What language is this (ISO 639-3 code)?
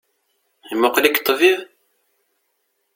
kab